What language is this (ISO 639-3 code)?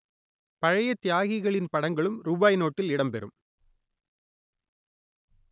tam